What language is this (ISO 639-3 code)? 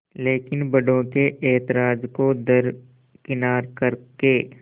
hin